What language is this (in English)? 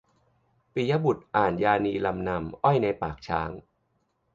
Thai